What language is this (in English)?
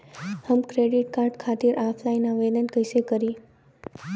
Bhojpuri